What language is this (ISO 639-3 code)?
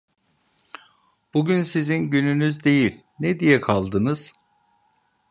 tur